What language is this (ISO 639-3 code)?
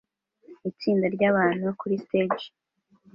kin